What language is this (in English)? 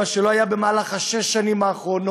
Hebrew